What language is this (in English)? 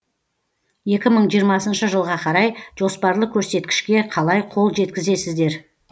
Kazakh